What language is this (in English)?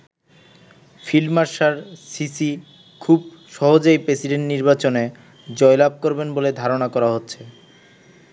Bangla